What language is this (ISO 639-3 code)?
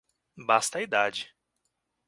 por